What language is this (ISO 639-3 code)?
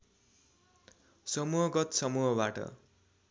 nep